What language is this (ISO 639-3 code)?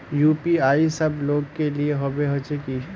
mag